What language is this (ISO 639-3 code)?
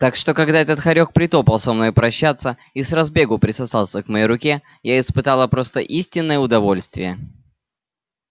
rus